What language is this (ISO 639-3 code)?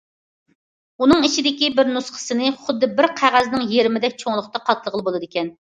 uig